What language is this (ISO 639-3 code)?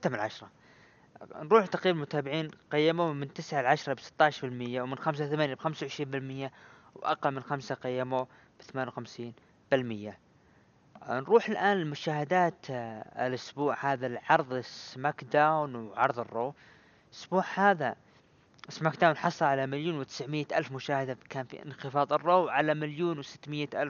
ara